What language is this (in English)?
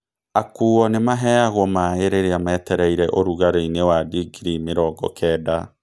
Kikuyu